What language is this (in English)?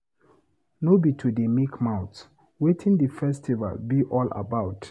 Nigerian Pidgin